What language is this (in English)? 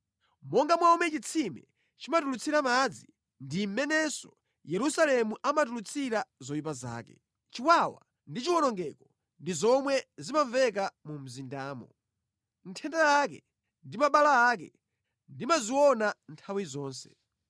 Nyanja